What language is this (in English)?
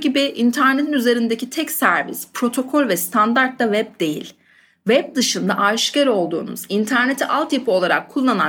Turkish